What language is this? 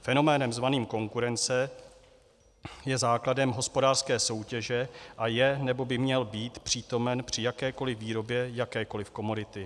Czech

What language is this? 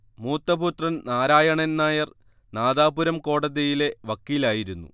Malayalam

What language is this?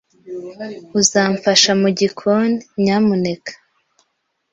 Kinyarwanda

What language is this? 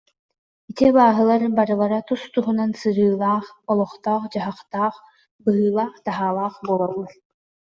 Yakut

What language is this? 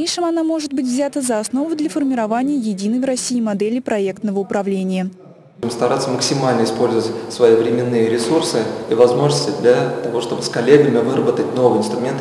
Russian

